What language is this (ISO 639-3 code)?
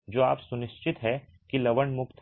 hin